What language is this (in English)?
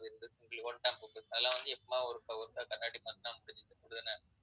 Tamil